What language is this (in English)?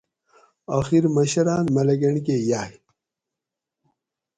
Gawri